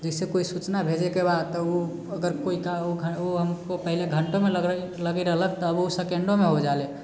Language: Maithili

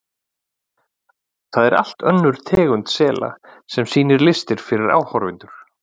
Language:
Icelandic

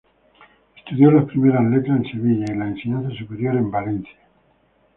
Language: Spanish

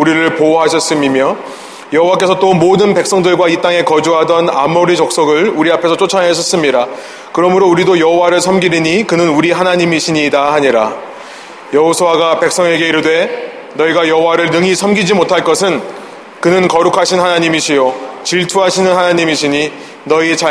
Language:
Korean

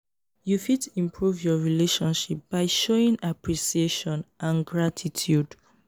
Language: Nigerian Pidgin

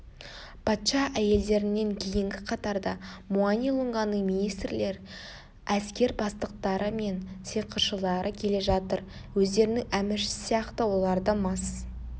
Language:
Kazakh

